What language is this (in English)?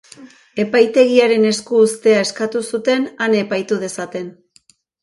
Basque